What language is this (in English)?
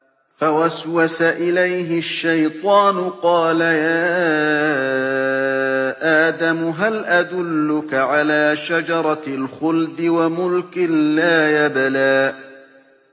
Arabic